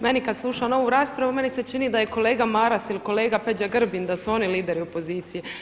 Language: Croatian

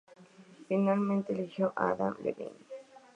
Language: Spanish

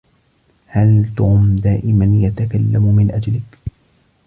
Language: Arabic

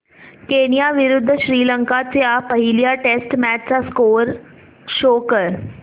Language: Marathi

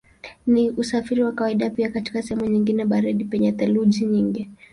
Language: Swahili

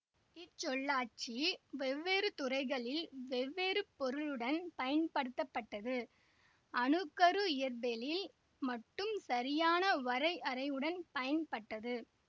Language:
Tamil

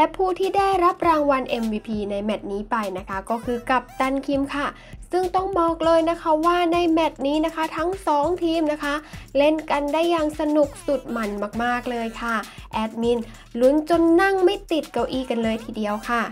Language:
Thai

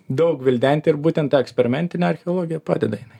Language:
Lithuanian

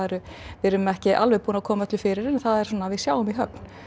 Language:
Icelandic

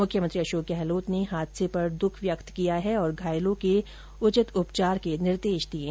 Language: Hindi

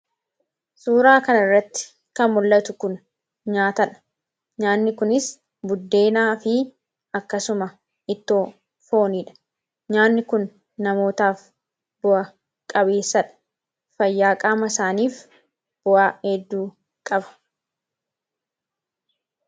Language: Oromo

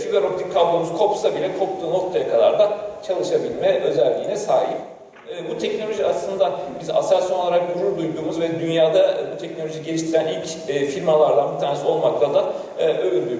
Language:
Turkish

